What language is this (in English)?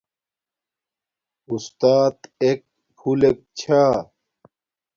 Domaaki